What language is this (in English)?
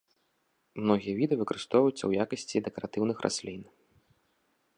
Belarusian